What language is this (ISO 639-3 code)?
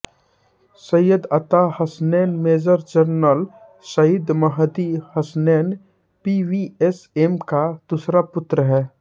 hin